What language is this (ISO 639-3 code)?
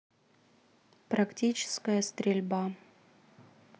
rus